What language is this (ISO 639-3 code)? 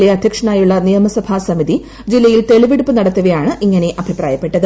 mal